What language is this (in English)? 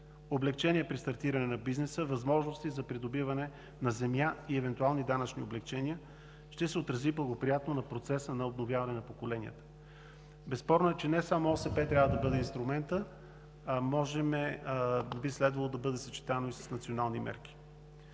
Bulgarian